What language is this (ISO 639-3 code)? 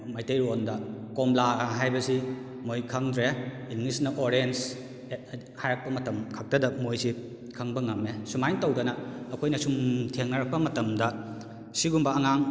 mni